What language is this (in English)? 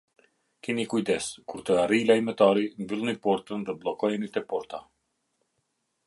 Albanian